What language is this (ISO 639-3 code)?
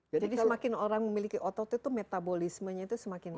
ind